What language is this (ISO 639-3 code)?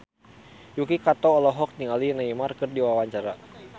sun